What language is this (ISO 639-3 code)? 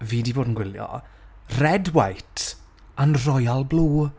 cym